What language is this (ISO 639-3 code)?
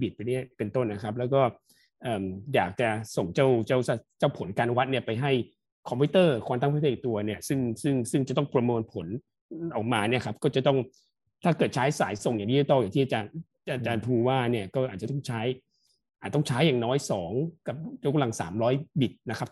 tha